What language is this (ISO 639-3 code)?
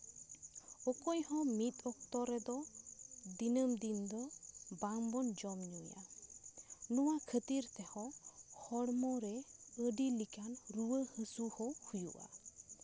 sat